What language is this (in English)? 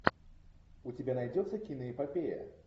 Russian